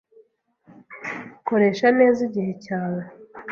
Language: Kinyarwanda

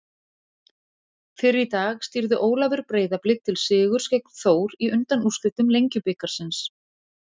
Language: Icelandic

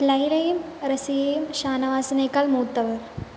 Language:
Malayalam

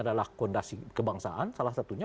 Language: Indonesian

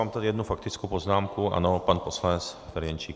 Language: Czech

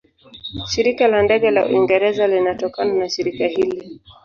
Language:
Swahili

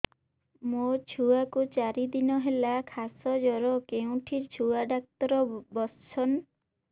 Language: Odia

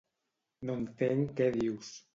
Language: Catalan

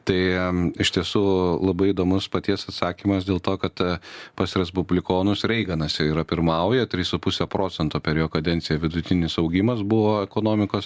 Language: Lithuanian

